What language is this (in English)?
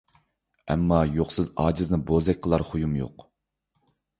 Uyghur